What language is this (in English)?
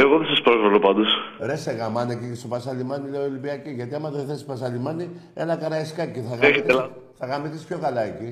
Greek